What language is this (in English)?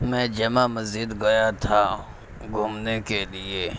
Urdu